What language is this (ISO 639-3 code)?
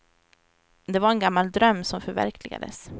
swe